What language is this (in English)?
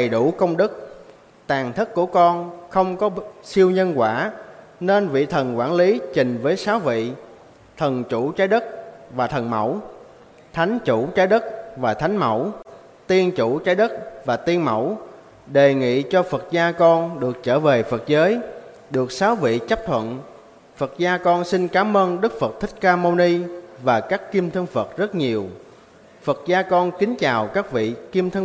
Vietnamese